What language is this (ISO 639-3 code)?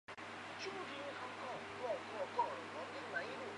zho